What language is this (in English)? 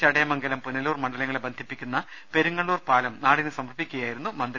Malayalam